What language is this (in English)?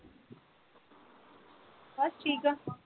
Punjabi